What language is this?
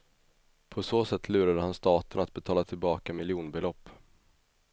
Swedish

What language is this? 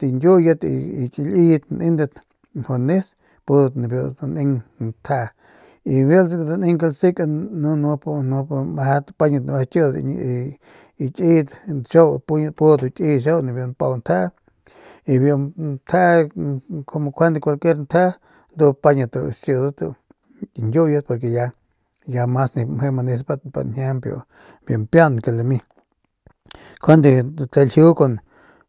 Northern Pame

